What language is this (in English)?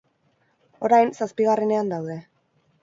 Basque